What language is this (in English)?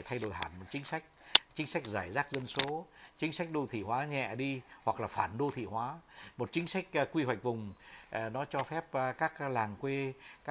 Vietnamese